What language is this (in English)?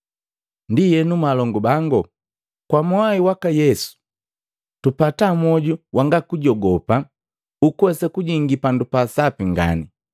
Matengo